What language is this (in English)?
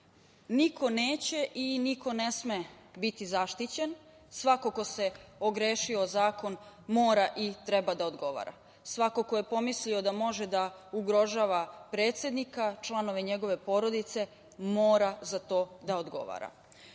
Serbian